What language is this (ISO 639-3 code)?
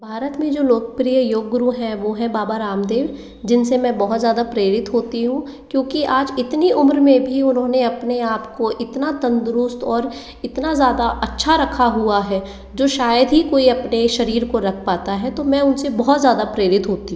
hin